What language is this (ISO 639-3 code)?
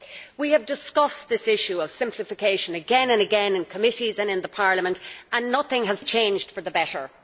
eng